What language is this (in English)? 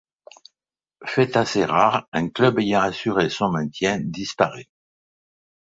French